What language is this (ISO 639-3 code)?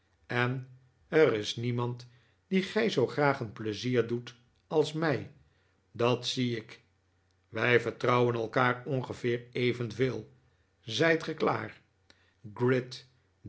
nld